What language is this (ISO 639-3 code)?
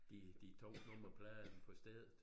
dan